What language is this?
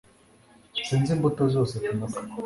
Kinyarwanda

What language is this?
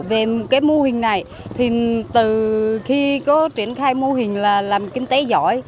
Vietnamese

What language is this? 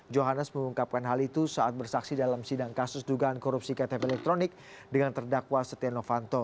Indonesian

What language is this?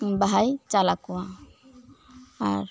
Santali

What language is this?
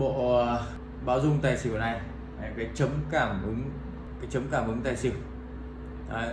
Vietnamese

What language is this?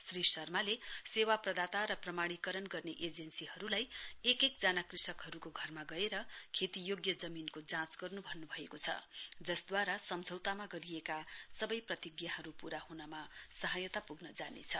Nepali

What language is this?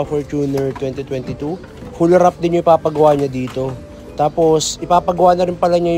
Filipino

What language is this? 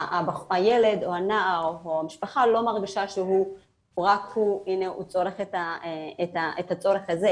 Hebrew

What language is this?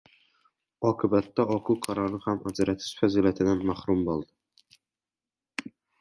Uzbek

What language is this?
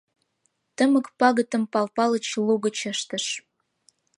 Mari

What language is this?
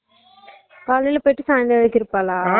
Tamil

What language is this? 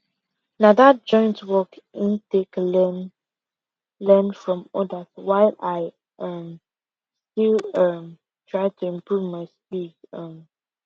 Nigerian Pidgin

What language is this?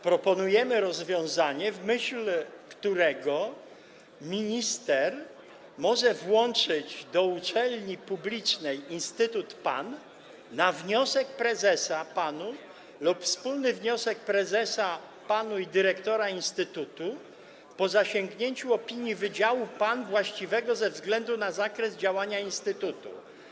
Polish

